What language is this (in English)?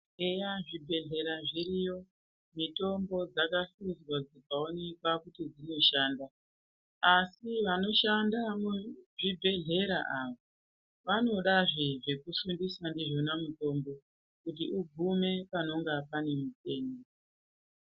Ndau